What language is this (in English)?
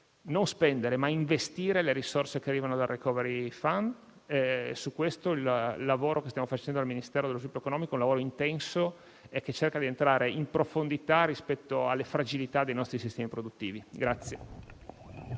Italian